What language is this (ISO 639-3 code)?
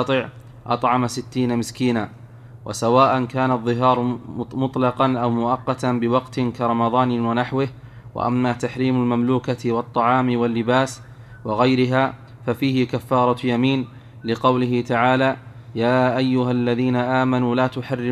ara